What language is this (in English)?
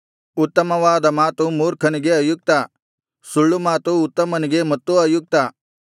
Kannada